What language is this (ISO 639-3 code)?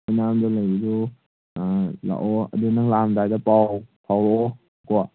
mni